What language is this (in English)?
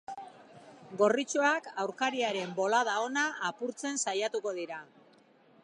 Basque